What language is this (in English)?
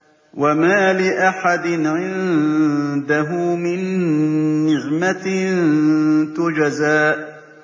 Arabic